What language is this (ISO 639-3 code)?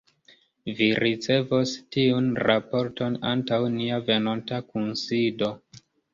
epo